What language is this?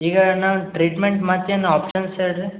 Kannada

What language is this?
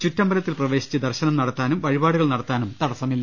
Malayalam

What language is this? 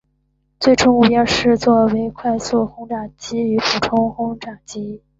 Chinese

